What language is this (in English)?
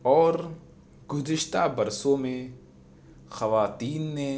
Urdu